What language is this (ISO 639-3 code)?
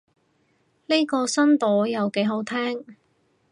yue